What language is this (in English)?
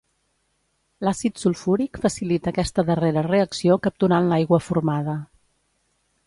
Catalan